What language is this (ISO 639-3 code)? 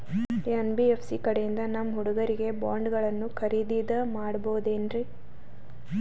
kan